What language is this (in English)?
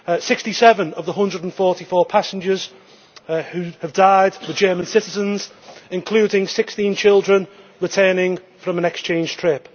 English